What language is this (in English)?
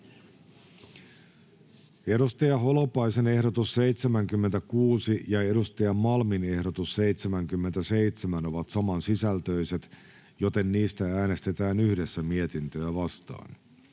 Finnish